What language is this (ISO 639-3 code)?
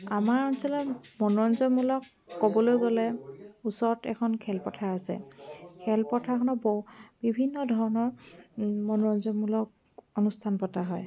asm